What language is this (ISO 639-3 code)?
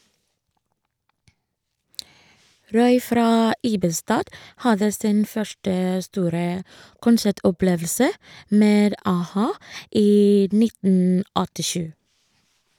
nor